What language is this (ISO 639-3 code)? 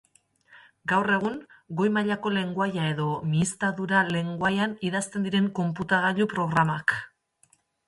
eus